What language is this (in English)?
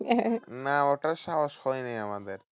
Bangla